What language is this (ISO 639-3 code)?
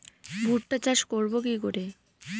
ben